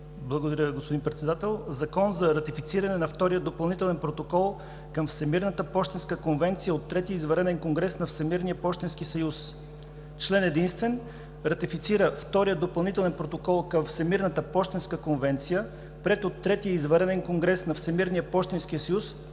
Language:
Bulgarian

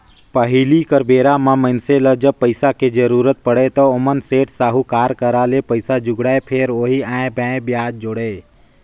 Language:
Chhattisgarhi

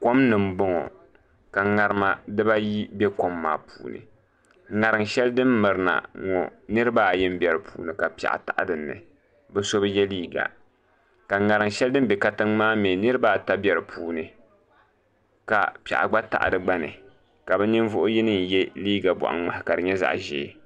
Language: Dagbani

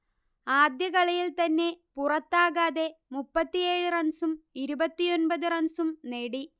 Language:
Malayalam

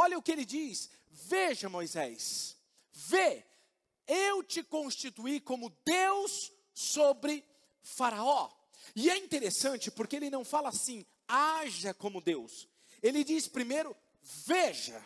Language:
Portuguese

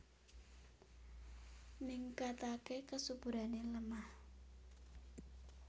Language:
Javanese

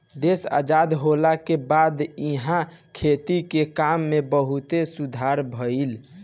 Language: Bhojpuri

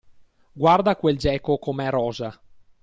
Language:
Italian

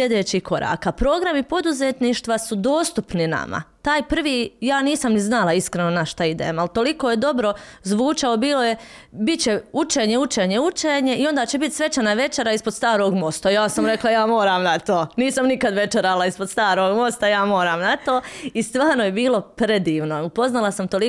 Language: Croatian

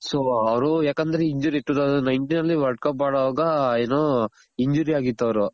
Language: Kannada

